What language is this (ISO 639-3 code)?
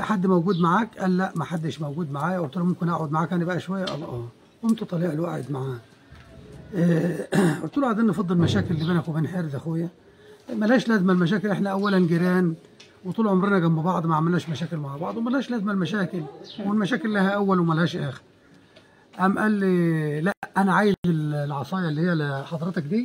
ara